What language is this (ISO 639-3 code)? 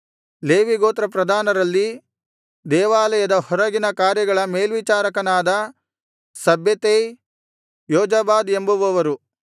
kan